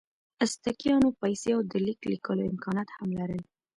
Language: Pashto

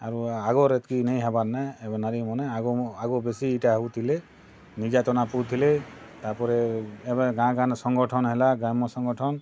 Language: Odia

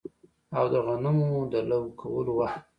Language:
Pashto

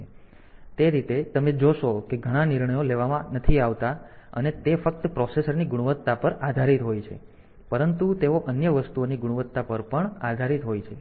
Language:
Gujarati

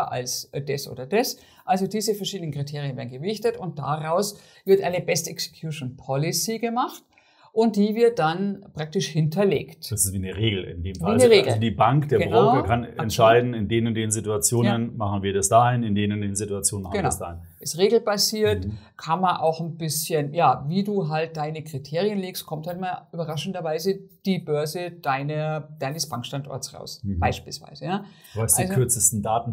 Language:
German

